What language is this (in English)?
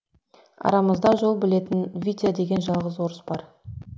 Kazakh